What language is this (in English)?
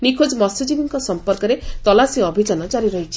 Odia